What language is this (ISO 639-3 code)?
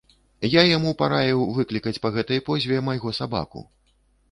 bel